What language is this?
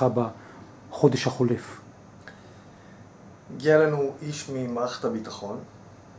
Hebrew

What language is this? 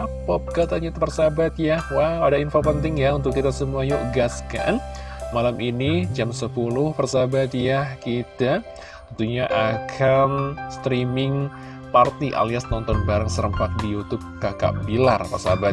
Indonesian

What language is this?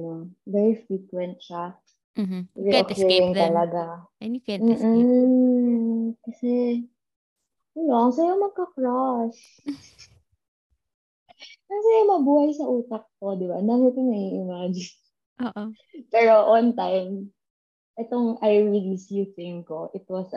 Filipino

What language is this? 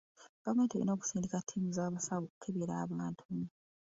Ganda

